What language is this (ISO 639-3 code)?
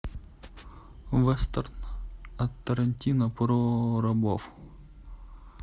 rus